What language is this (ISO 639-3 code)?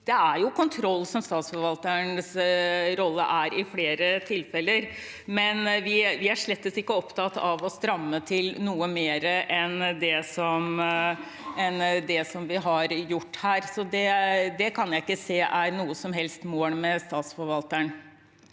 nor